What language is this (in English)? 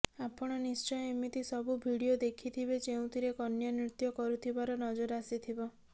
Odia